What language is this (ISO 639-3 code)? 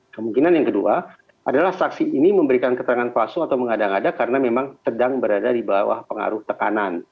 ind